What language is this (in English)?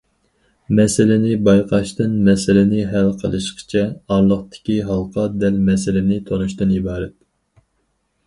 Uyghur